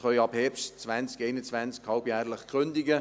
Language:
Swiss German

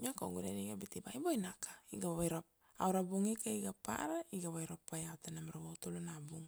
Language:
Kuanua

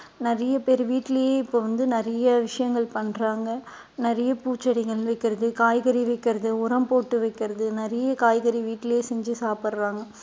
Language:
Tamil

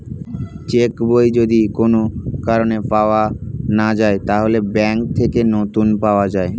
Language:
Bangla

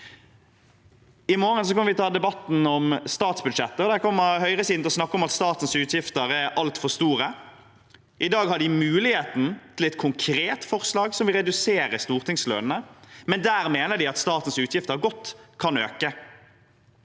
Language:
Norwegian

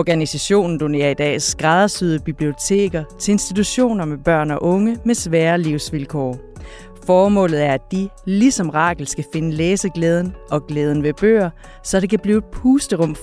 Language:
Danish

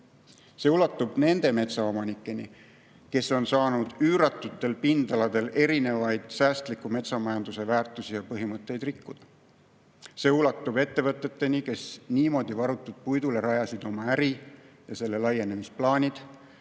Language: Estonian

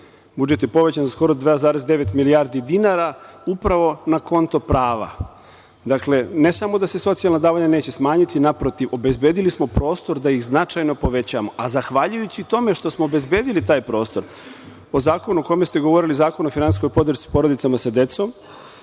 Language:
Serbian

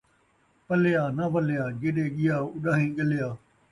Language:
Saraiki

